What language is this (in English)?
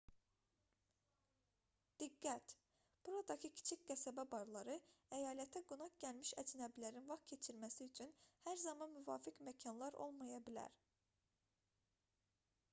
Azerbaijani